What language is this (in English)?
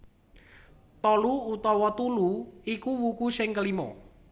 Javanese